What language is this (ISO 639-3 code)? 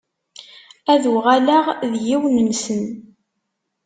kab